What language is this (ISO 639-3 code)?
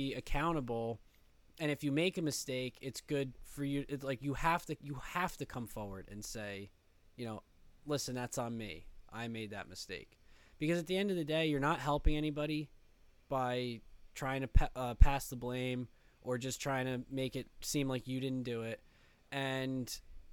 eng